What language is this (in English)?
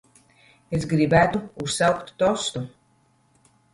Latvian